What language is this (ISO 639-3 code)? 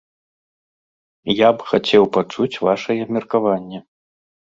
bel